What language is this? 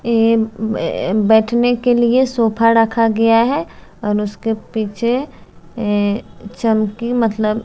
Hindi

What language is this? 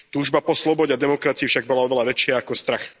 Slovak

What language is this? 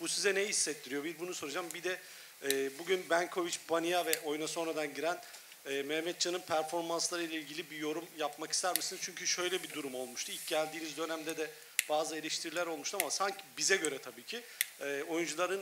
Turkish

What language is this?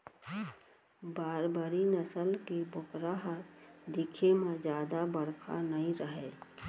Chhattisgarhi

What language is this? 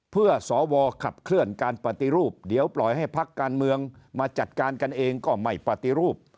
Thai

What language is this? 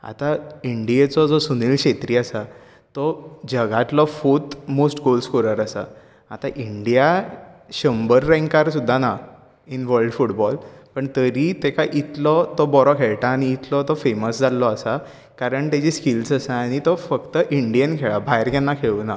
Konkani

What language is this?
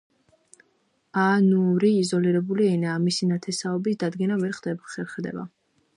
Georgian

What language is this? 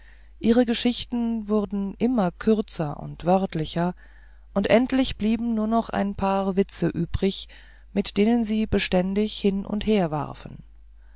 German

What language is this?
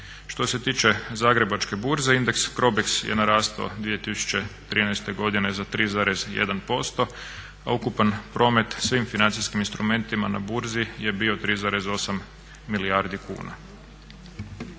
Croatian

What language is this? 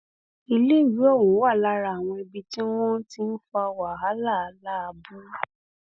Yoruba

